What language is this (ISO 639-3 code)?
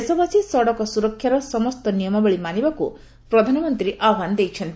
ori